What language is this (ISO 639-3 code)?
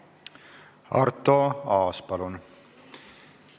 est